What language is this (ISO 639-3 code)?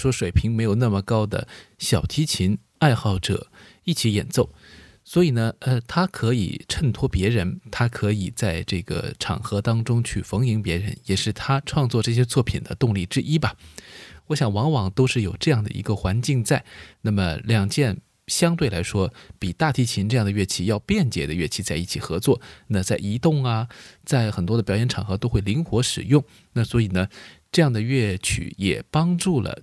zho